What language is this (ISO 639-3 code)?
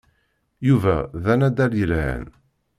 kab